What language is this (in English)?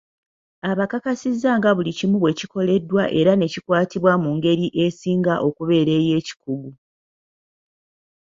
Ganda